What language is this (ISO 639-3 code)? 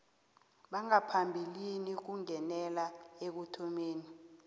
nbl